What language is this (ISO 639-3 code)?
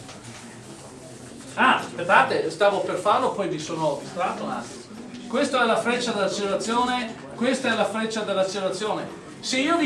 ita